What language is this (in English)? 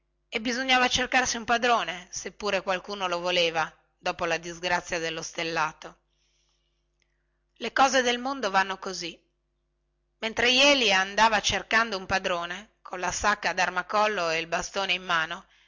Italian